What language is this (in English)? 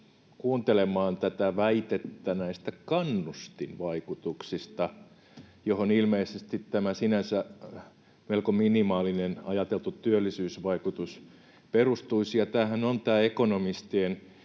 Finnish